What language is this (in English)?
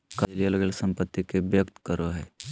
Magahi